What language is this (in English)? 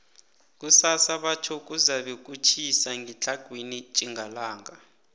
South Ndebele